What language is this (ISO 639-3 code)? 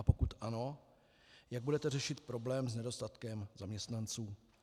ces